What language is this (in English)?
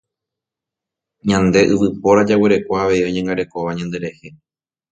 Guarani